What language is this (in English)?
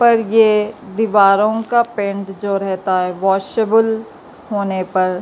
Urdu